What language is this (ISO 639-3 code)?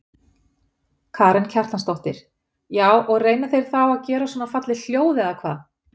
isl